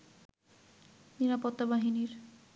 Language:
Bangla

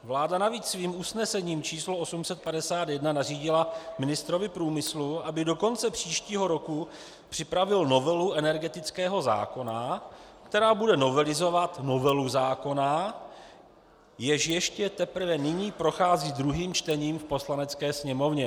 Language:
Czech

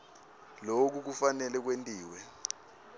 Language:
Swati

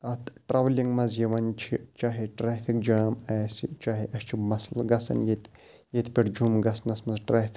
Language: Kashmiri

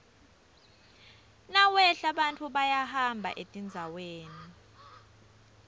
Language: Swati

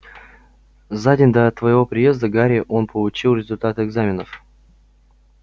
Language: Russian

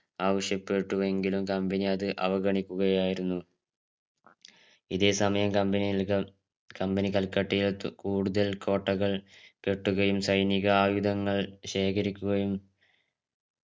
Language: Malayalam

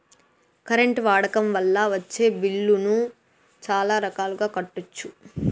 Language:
Telugu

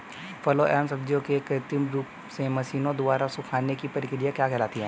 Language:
Hindi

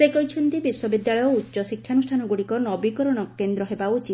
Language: Odia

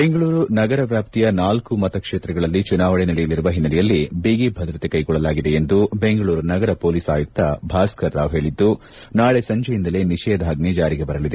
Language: Kannada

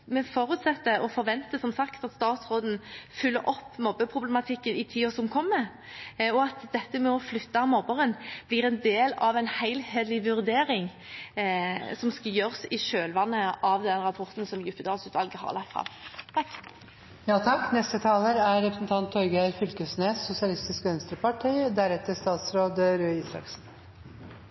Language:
Norwegian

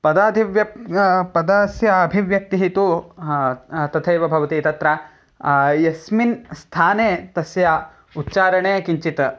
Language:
Sanskrit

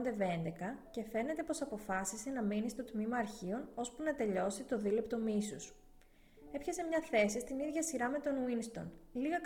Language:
Greek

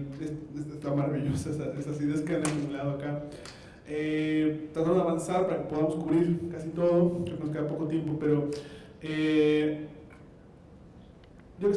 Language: Spanish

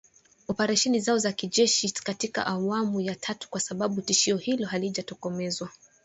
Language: Swahili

